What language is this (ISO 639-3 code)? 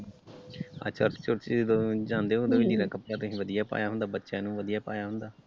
pan